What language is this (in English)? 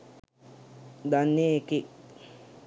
Sinhala